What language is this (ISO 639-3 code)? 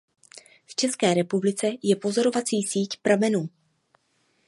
ces